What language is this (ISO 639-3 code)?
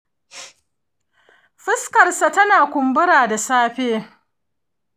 hau